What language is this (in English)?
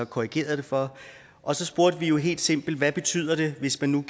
Danish